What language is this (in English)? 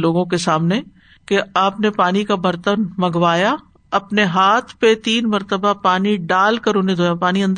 Urdu